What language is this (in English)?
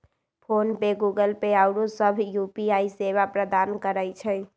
Magahi